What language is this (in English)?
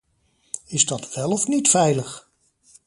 Dutch